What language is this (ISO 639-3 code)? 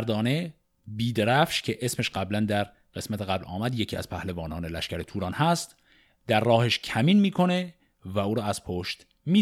fas